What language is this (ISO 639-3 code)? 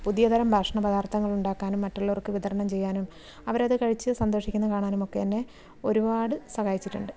mal